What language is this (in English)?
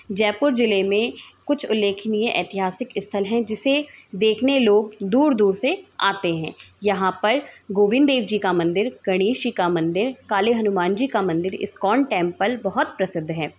Hindi